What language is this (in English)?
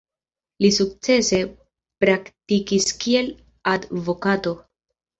Esperanto